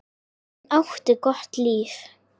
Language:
Icelandic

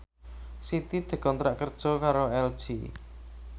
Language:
Javanese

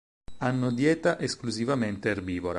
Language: Italian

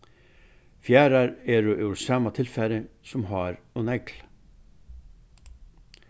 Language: Faroese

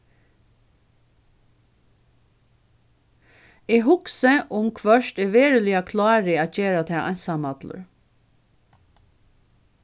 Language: Faroese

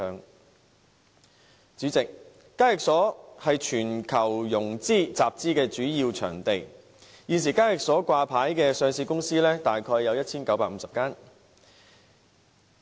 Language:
Cantonese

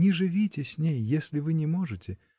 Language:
Russian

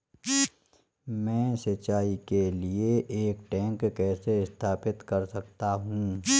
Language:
Hindi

